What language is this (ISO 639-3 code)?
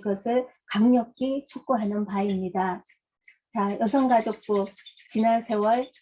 kor